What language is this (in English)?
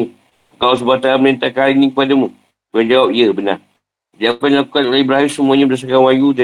Malay